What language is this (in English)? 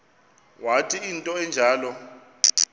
Xhosa